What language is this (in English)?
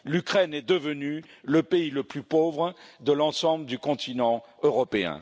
French